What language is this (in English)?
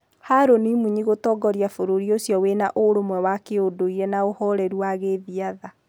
Kikuyu